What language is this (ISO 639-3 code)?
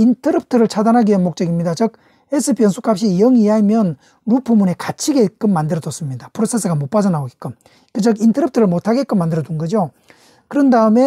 kor